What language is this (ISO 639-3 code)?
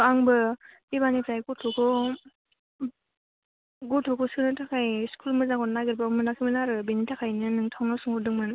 brx